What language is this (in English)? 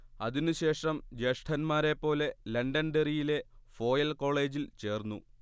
Malayalam